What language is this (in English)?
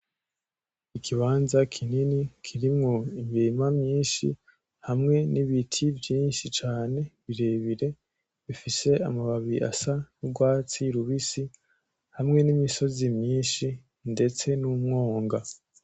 Rundi